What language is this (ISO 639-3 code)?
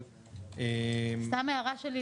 heb